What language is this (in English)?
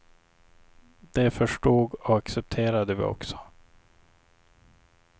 Swedish